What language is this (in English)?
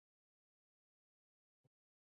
Chinese